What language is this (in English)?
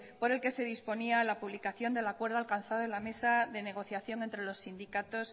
Spanish